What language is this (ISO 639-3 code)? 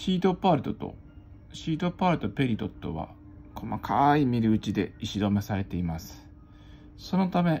jpn